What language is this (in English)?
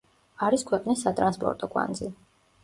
Georgian